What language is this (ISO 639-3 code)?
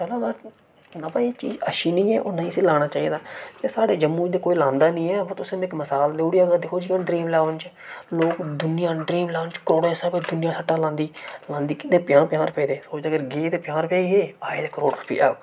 doi